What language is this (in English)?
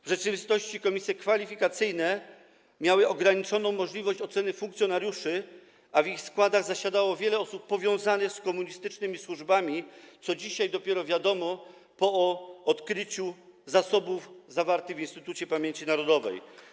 Polish